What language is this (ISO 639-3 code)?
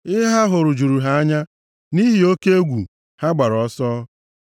ibo